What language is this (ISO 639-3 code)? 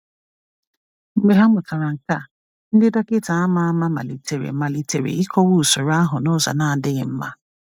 ibo